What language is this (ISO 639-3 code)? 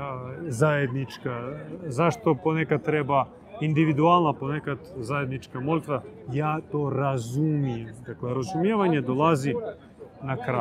hrv